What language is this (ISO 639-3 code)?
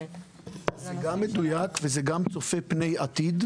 heb